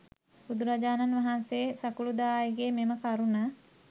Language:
Sinhala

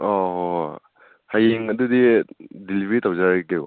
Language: Manipuri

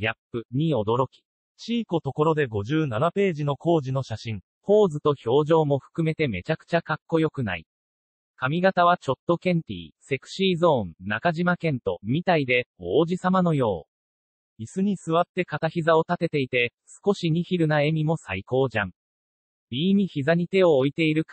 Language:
Japanese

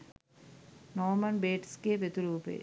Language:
Sinhala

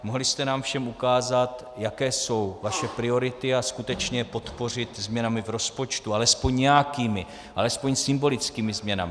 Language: Czech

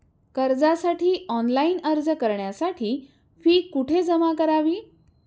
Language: Marathi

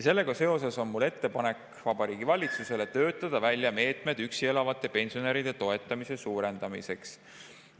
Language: Estonian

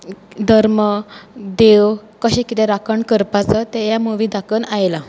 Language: Konkani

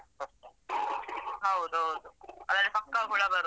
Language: Kannada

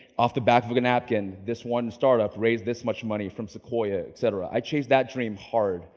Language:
English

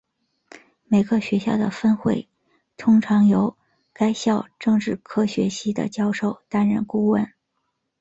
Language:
Chinese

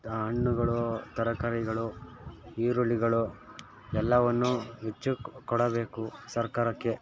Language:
Kannada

